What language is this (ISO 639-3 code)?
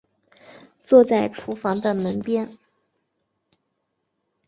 zho